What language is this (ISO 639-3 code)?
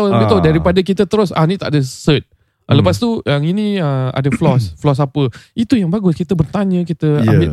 msa